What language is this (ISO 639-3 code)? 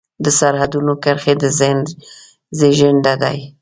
pus